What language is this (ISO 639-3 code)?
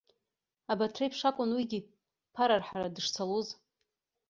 abk